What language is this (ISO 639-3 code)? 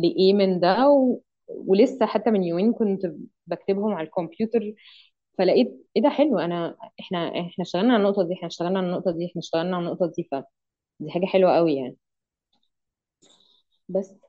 ara